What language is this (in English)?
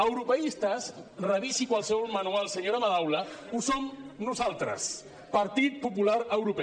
Catalan